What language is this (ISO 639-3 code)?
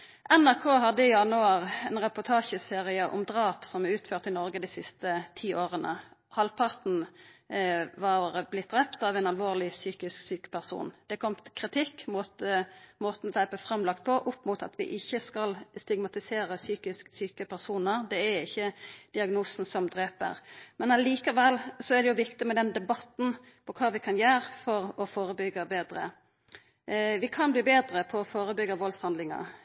nno